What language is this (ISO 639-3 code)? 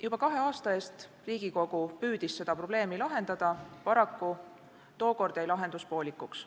est